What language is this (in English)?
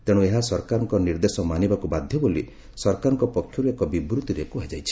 Odia